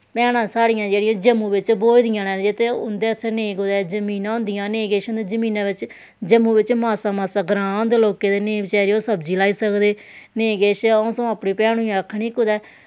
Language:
Dogri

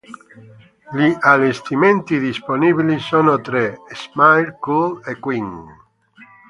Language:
Italian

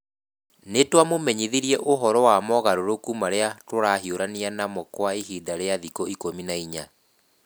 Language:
Kikuyu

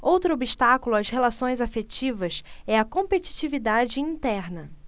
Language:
Portuguese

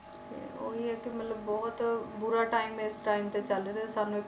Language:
Punjabi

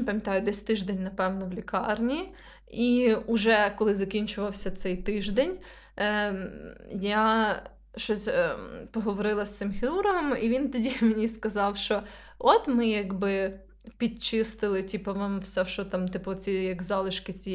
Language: Ukrainian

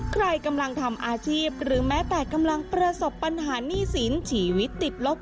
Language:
Thai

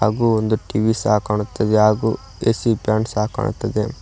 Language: Kannada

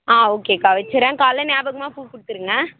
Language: Tamil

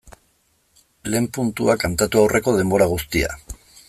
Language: Basque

